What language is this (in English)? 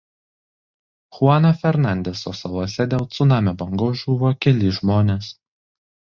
Lithuanian